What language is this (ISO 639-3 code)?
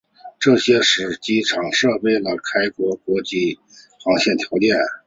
zho